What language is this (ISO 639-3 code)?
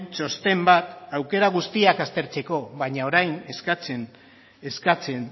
eus